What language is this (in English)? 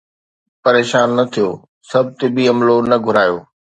Sindhi